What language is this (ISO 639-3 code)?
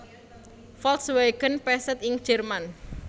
jav